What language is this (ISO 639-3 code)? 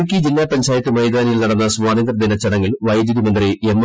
mal